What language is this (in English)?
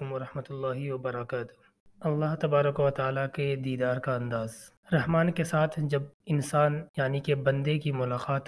Urdu